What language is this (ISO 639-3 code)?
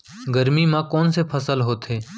hne